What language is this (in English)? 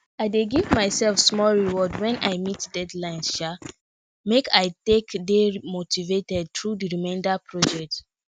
Nigerian Pidgin